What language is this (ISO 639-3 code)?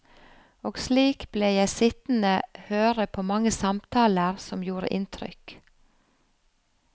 nor